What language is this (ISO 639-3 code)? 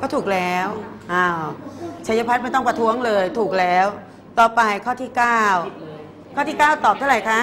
tha